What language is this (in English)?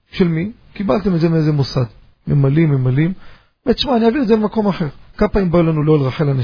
Hebrew